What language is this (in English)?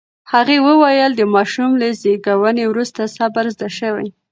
Pashto